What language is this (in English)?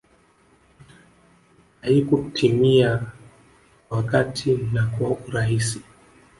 Swahili